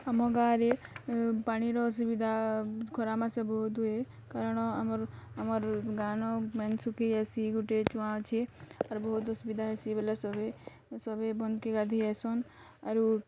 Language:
Odia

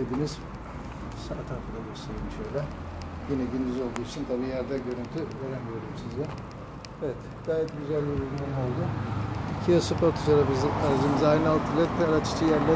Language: Turkish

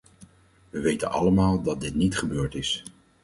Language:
Dutch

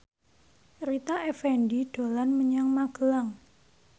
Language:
Javanese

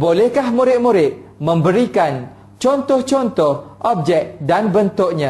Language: Malay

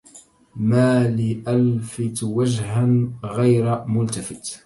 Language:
Arabic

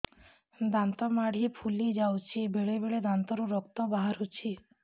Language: Odia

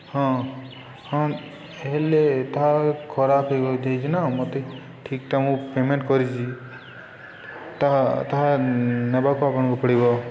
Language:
Odia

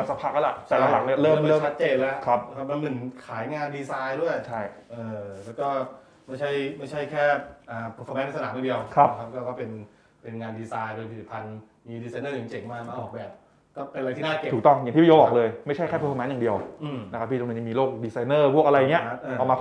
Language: Thai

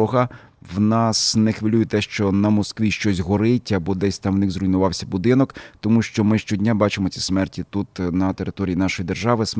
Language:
Ukrainian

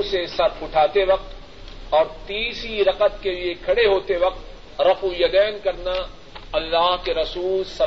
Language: Urdu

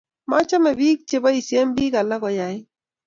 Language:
Kalenjin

